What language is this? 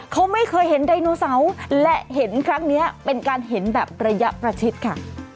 Thai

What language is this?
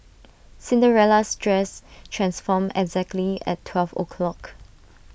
English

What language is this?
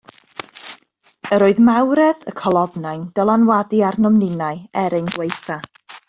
Welsh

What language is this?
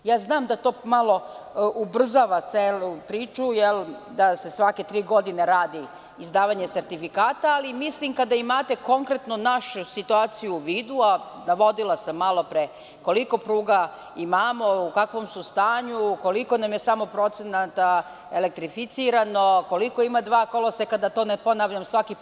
Serbian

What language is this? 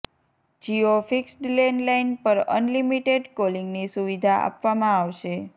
Gujarati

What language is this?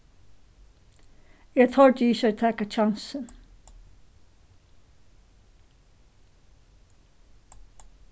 Faroese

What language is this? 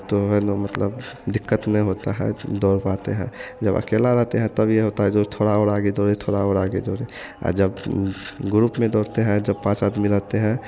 Hindi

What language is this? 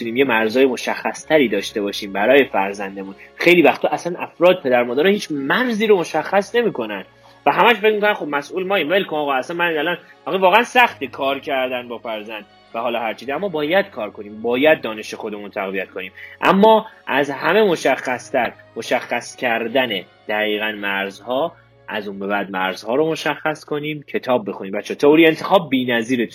Persian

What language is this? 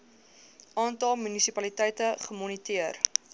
Afrikaans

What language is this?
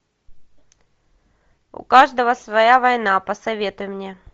Russian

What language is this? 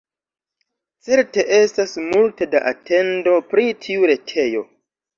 Esperanto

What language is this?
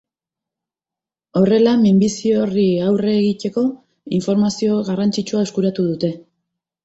Basque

